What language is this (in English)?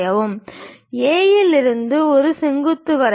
Tamil